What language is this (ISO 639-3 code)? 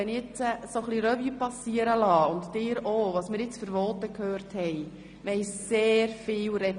gsw